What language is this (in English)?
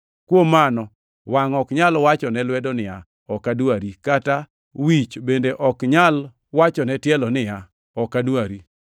Luo (Kenya and Tanzania)